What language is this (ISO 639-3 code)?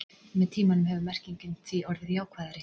isl